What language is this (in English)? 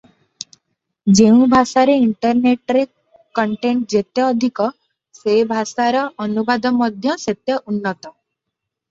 Odia